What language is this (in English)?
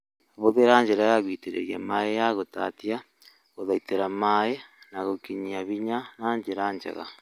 Kikuyu